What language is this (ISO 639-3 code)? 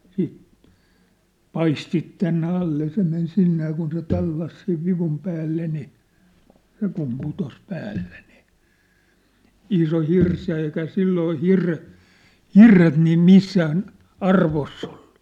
fin